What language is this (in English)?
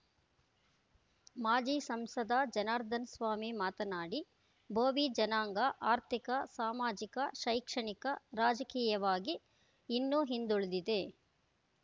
Kannada